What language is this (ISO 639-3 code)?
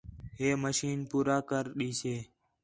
xhe